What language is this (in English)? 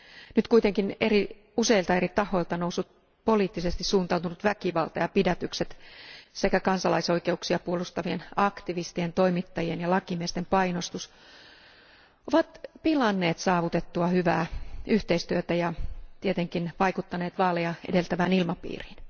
Finnish